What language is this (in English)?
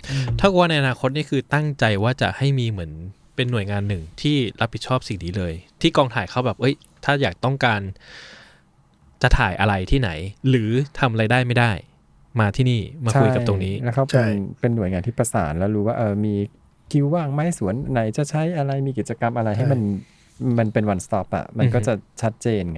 Thai